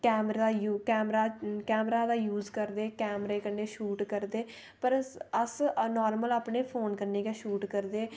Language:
Dogri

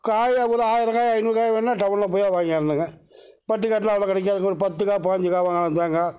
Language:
Tamil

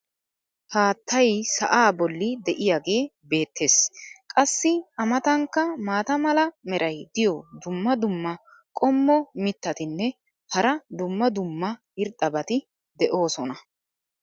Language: Wolaytta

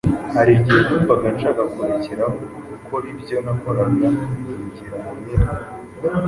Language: Kinyarwanda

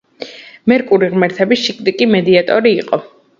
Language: Georgian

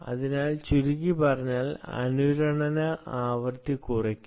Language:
Malayalam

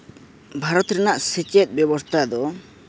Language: Santali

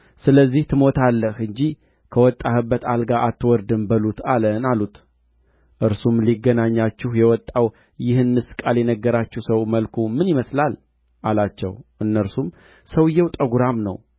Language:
Amharic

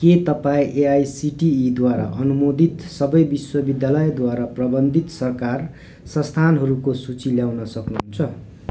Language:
Nepali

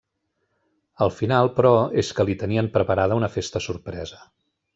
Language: Catalan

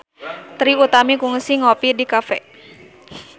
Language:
Sundanese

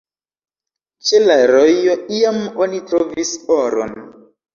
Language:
Esperanto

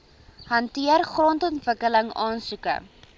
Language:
Afrikaans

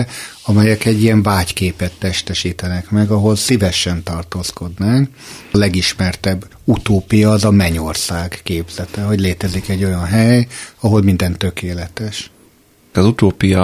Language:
Hungarian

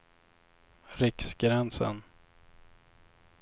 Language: Swedish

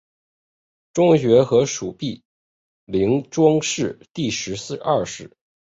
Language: Chinese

